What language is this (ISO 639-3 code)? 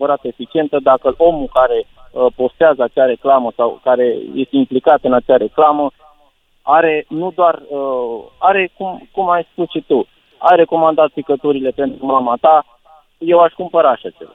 ron